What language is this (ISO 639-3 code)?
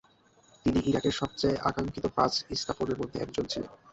ben